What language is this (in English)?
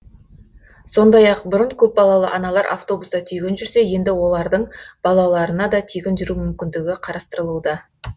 Kazakh